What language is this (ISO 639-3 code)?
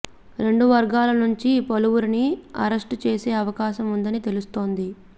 tel